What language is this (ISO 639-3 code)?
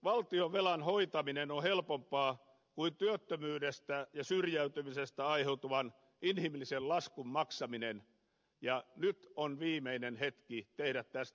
fin